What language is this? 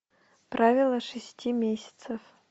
Russian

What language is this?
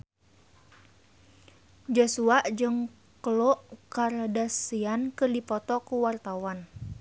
Sundanese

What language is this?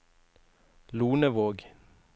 Norwegian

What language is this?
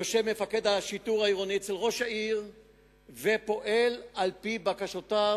Hebrew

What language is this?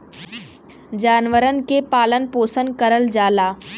Bhojpuri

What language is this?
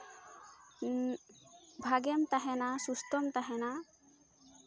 Santali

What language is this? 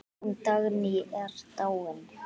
Icelandic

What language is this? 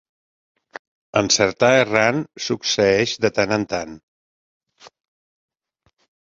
Catalan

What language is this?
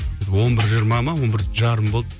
Kazakh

